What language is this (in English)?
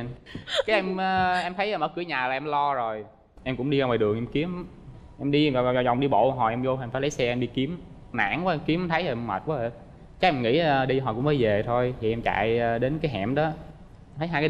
Vietnamese